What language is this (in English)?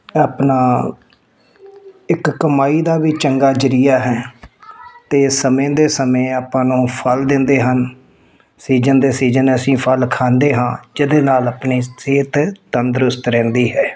Punjabi